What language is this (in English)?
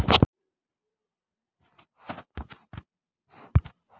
Magahi